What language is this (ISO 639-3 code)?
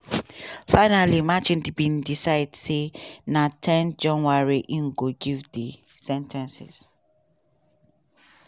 pcm